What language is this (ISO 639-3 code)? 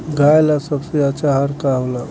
bho